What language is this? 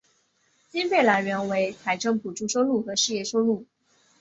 Chinese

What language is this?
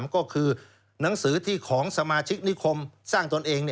Thai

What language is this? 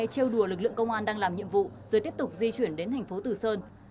Vietnamese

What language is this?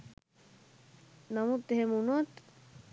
Sinhala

